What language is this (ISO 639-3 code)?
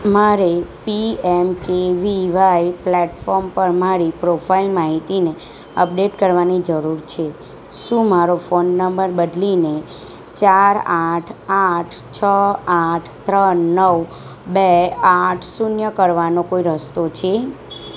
guj